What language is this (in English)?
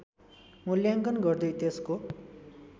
Nepali